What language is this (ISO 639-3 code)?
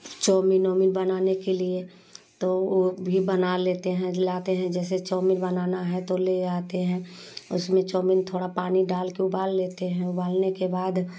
hin